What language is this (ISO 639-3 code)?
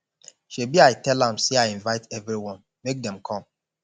pcm